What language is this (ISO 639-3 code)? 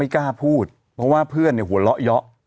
tha